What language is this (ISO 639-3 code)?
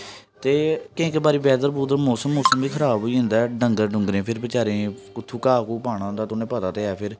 doi